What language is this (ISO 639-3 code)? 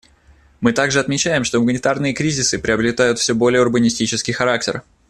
rus